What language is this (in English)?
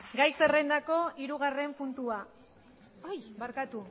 Basque